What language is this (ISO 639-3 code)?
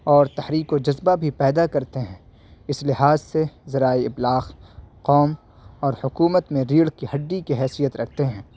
urd